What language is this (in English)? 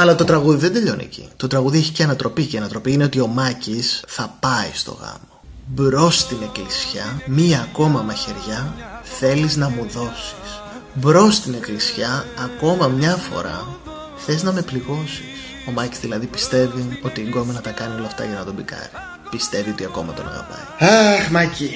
Greek